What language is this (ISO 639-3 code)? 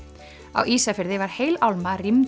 isl